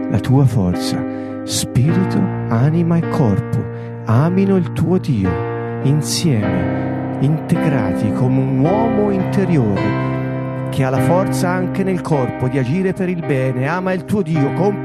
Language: Italian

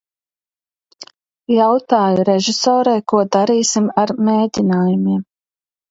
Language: Latvian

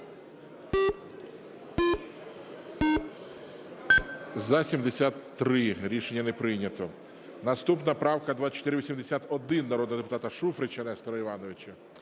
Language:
Ukrainian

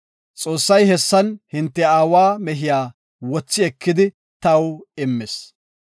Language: Gofa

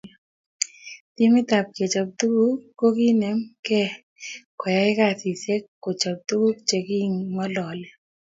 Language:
Kalenjin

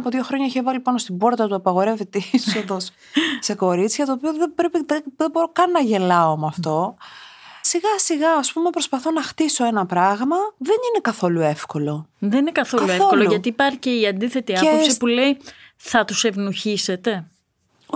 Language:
Greek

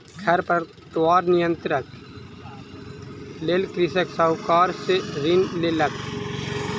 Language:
Maithili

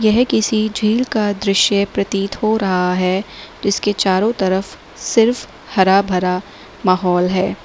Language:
Hindi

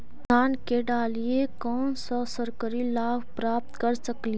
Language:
Magahi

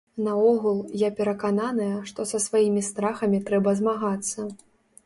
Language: Belarusian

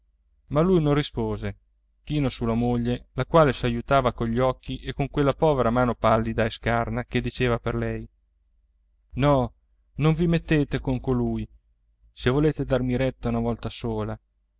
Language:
Italian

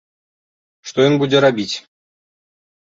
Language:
Belarusian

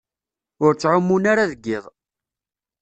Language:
Kabyle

